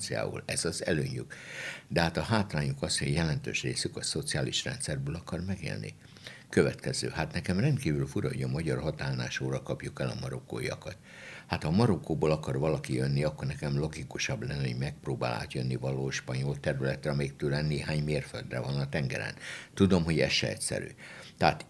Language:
Hungarian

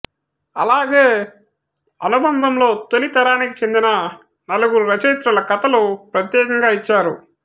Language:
Telugu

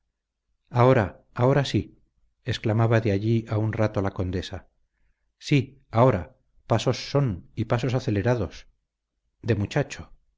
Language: Spanish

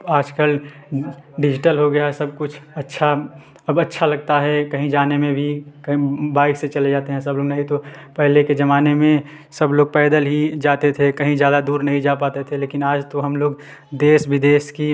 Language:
Hindi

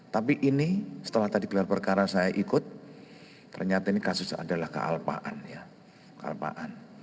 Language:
Indonesian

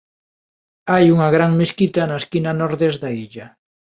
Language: Galician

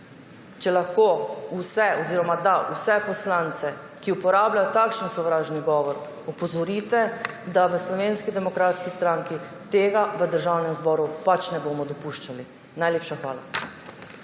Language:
Slovenian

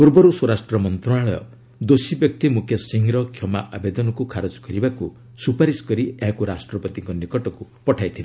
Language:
Odia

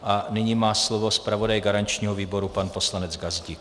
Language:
Czech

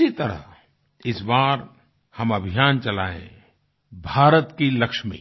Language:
Hindi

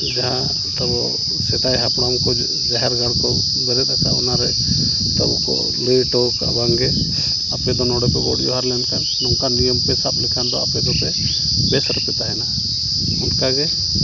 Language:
Santali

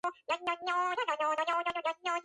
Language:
Georgian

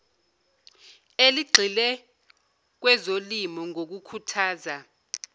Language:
Zulu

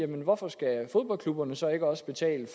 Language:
Danish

